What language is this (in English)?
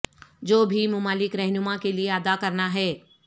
Urdu